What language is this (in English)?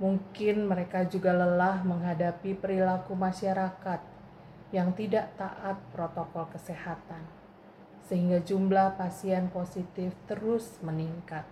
Indonesian